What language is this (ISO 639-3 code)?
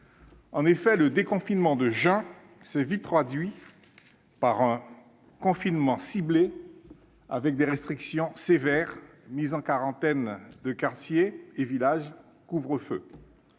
fra